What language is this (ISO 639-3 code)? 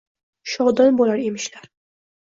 uzb